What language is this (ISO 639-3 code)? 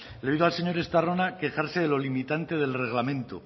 spa